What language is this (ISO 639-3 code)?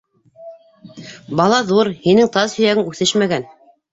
bak